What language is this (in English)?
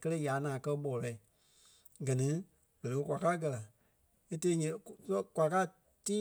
Kpelle